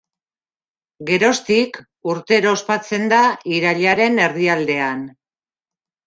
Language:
Basque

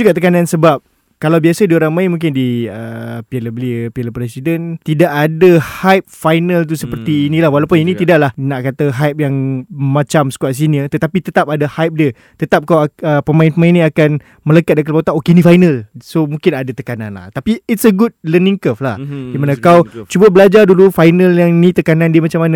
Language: Malay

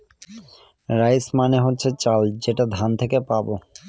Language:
Bangla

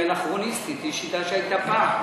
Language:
Hebrew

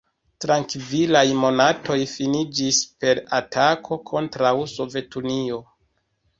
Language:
Esperanto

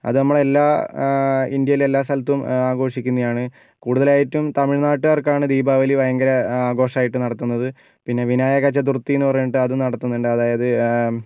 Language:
Malayalam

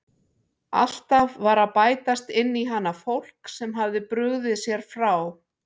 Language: Icelandic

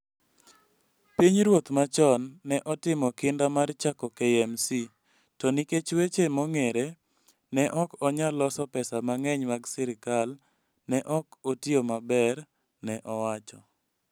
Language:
Luo (Kenya and Tanzania)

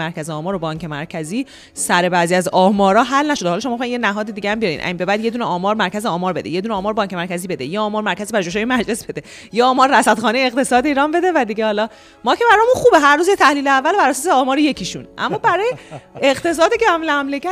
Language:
Persian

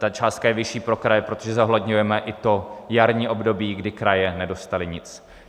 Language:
Czech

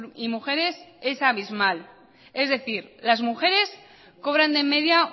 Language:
Spanish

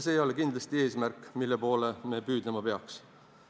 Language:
Estonian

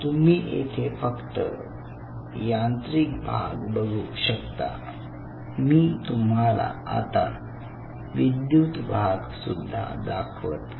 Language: Marathi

